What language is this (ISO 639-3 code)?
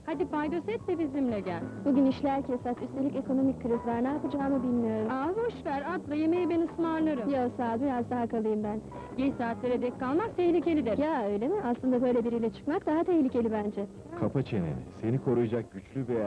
tur